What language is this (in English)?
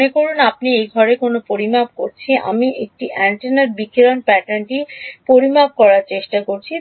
Bangla